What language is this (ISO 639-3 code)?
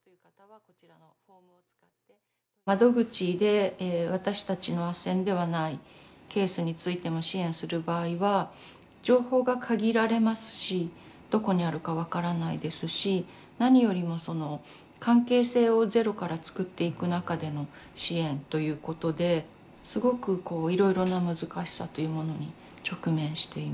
jpn